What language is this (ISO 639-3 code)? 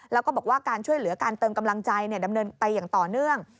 tha